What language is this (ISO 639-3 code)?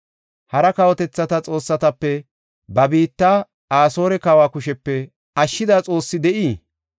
gof